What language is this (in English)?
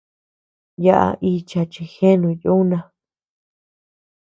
Tepeuxila Cuicatec